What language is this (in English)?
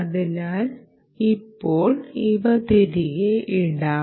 Malayalam